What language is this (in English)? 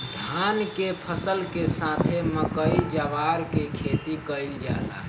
Bhojpuri